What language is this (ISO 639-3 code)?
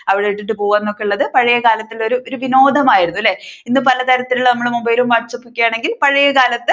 mal